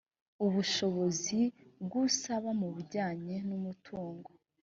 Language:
Kinyarwanda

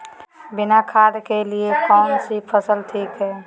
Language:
Magahi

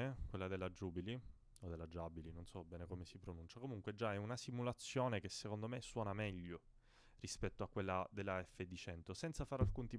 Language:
Italian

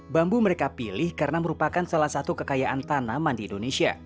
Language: Indonesian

